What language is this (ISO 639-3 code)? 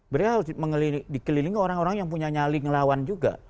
ind